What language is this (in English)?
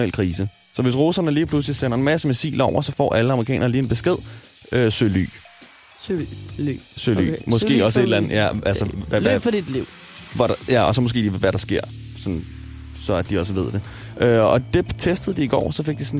Danish